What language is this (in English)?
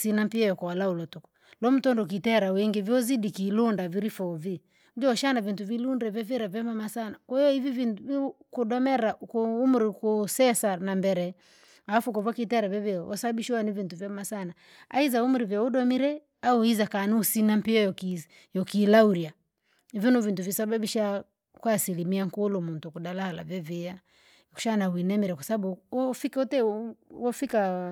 Langi